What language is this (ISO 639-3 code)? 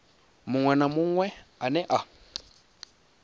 ven